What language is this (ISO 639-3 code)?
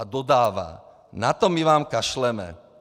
ces